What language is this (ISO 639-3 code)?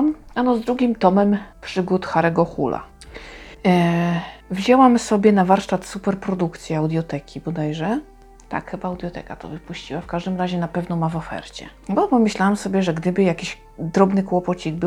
pol